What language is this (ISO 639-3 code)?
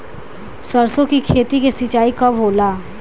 bho